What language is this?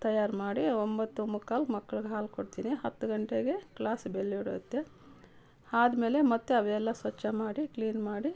Kannada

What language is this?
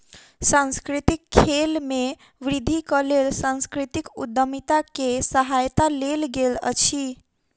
Maithili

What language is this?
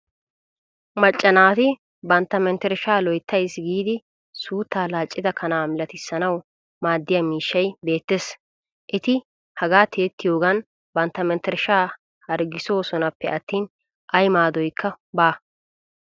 Wolaytta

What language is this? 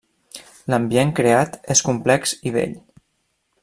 Catalan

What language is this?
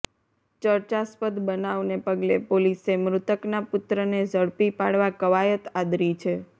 Gujarati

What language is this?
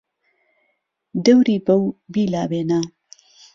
Central Kurdish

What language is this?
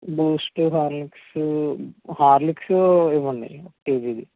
Telugu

